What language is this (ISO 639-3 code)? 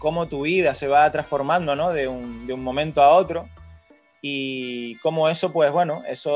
spa